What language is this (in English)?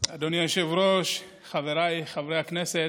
Hebrew